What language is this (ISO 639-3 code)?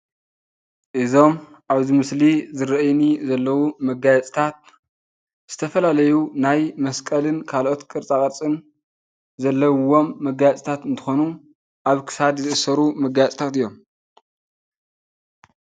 tir